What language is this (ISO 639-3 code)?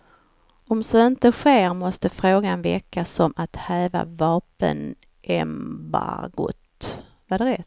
swe